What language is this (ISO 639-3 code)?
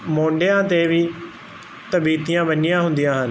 pan